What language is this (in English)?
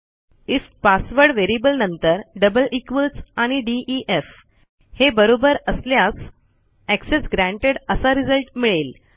Marathi